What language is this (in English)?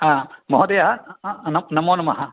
Sanskrit